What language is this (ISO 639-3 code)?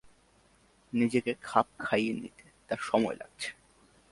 ben